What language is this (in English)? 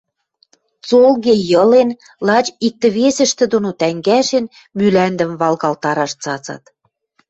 Western Mari